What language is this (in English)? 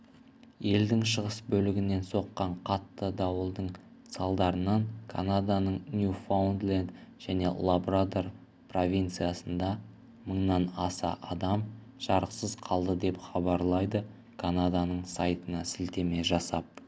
Kazakh